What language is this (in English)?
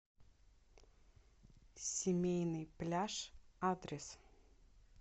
Russian